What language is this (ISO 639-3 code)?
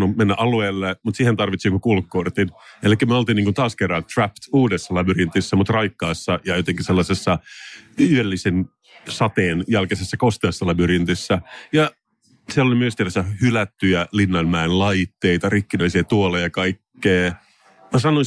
fin